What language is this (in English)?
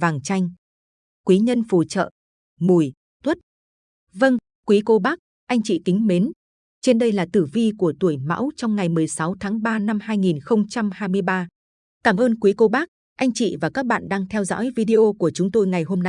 Vietnamese